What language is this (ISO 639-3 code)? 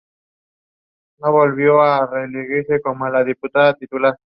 spa